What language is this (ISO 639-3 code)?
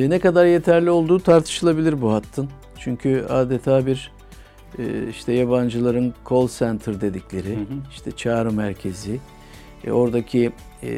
tur